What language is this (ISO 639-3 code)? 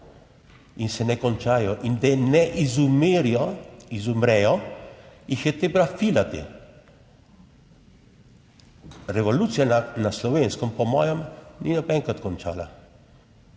slv